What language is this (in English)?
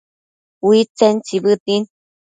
Matsés